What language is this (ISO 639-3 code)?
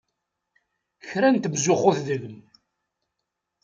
kab